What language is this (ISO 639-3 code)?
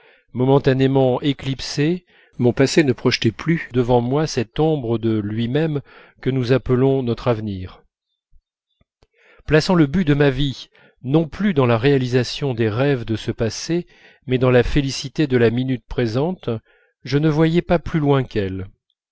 fra